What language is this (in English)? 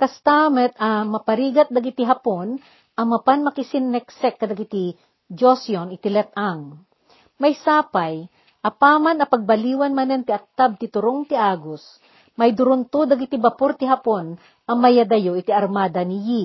Filipino